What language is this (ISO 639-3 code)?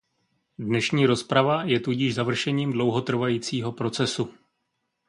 ces